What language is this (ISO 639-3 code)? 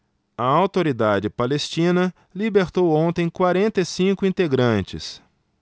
por